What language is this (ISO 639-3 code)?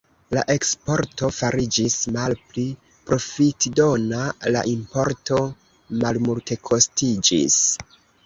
epo